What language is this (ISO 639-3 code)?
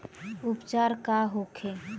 bho